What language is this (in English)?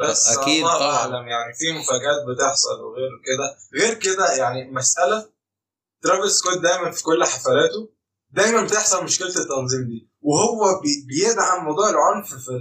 Arabic